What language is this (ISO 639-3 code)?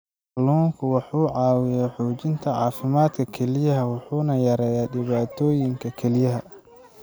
som